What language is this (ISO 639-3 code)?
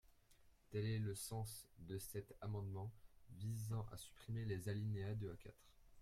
fra